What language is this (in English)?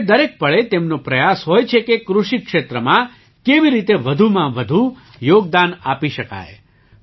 Gujarati